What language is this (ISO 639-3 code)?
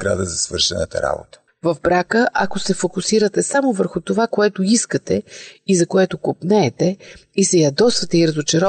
bul